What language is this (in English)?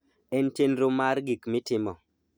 Luo (Kenya and Tanzania)